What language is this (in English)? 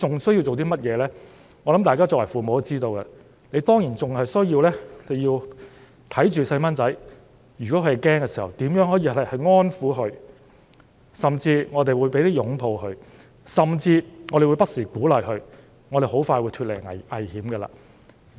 Cantonese